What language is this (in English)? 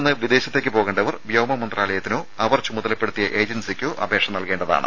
Malayalam